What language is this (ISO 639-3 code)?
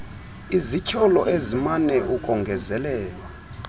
xho